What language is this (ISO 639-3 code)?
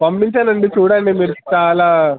tel